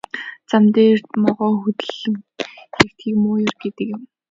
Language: Mongolian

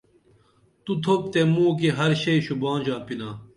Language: Dameli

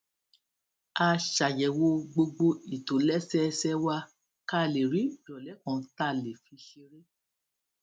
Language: Yoruba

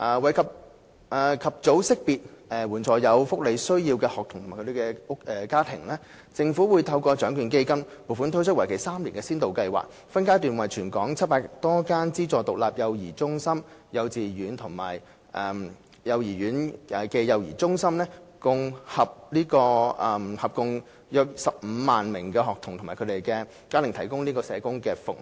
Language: Cantonese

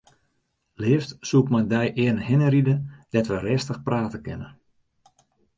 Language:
Western Frisian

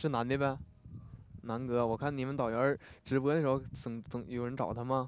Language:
Chinese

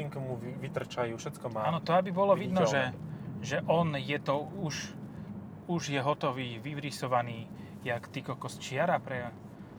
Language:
Slovak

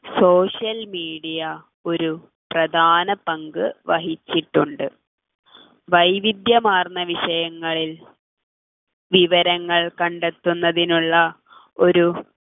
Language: Malayalam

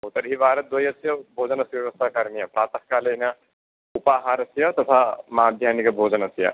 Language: Sanskrit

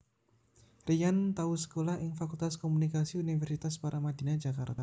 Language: Javanese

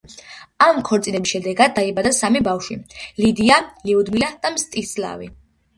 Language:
Georgian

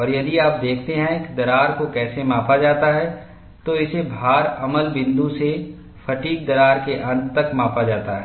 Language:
Hindi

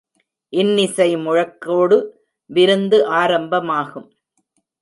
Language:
Tamil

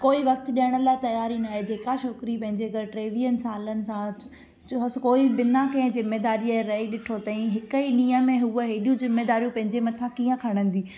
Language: Sindhi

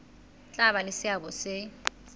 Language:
Southern Sotho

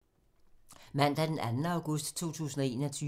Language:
Danish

